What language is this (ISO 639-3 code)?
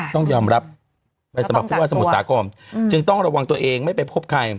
tha